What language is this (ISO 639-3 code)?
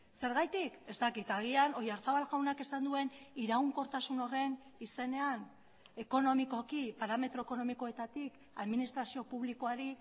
eus